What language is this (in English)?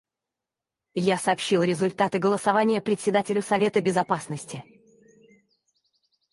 Russian